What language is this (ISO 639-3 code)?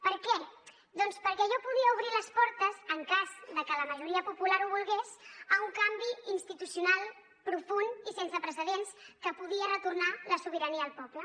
cat